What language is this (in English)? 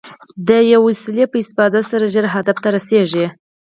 Pashto